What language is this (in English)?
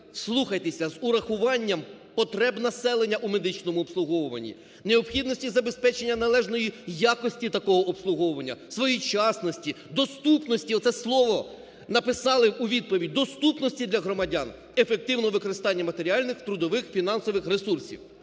Ukrainian